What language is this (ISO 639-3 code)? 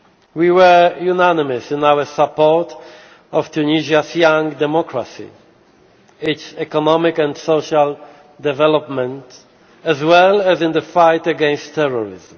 eng